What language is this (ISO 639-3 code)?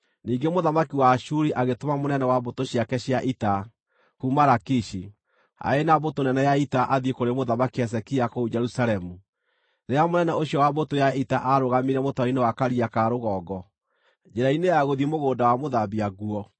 kik